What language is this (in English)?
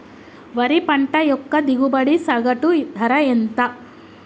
Telugu